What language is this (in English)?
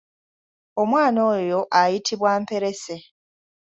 Ganda